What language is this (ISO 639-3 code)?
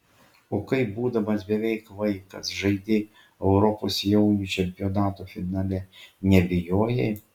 lit